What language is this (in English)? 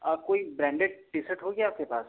Hindi